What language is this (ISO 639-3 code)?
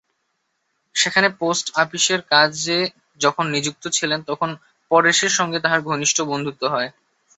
ben